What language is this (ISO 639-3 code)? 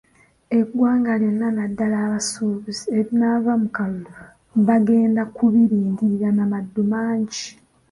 lug